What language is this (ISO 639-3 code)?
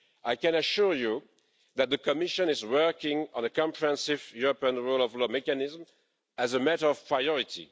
eng